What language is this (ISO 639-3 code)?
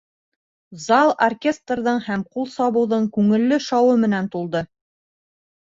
bak